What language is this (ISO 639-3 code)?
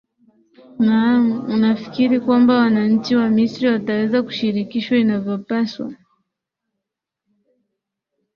swa